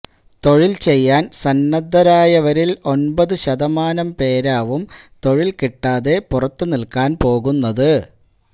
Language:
Malayalam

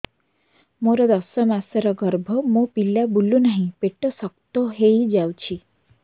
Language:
Odia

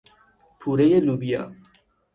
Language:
Persian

